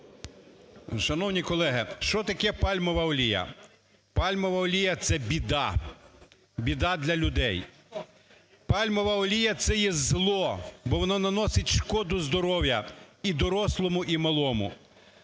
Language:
Ukrainian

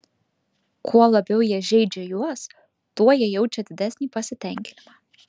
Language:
Lithuanian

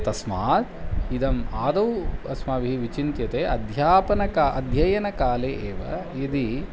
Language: Sanskrit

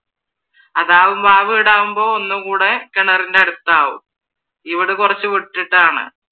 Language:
Malayalam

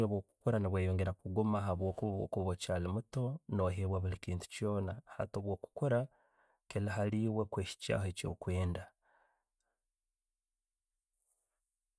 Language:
Tooro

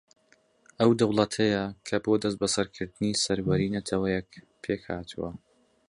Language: Central Kurdish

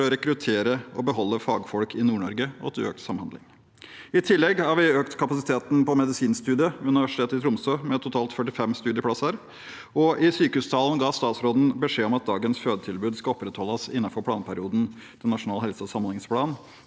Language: Norwegian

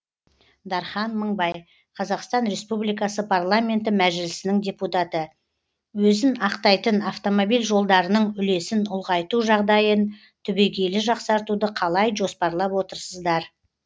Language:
Kazakh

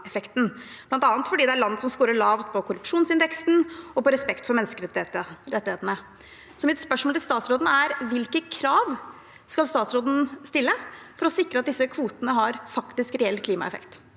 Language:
Norwegian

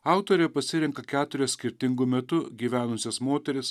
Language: Lithuanian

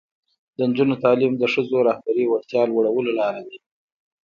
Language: Pashto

